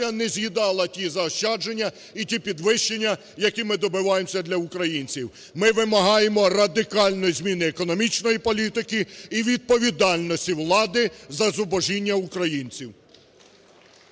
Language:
Ukrainian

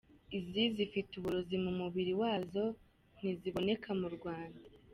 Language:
Kinyarwanda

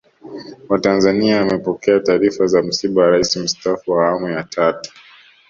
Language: Swahili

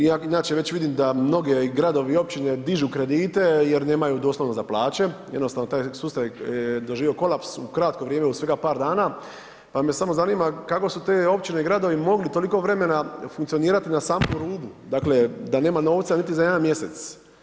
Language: Croatian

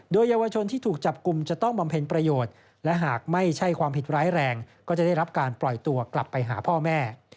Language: Thai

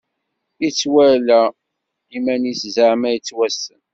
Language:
Kabyle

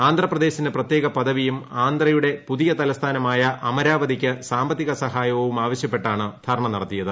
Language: Malayalam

